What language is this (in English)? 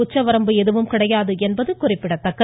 Tamil